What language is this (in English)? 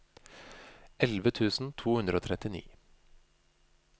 Norwegian